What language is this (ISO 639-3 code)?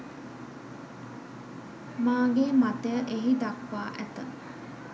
sin